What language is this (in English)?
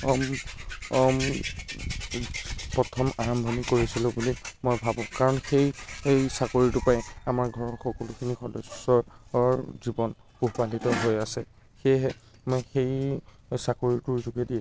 Assamese